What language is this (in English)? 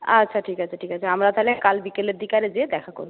Bangla